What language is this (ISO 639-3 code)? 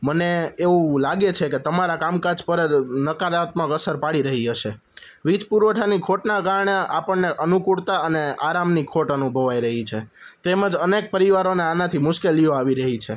guj